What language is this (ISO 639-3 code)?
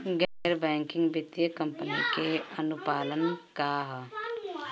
bho